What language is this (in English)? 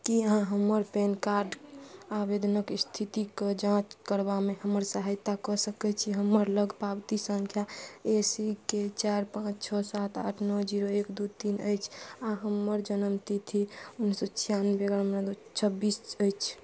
Maithili